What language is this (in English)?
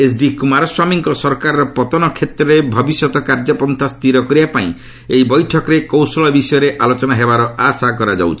Odia